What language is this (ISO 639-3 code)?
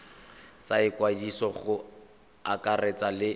tsn